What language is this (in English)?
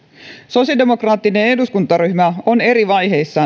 Finnish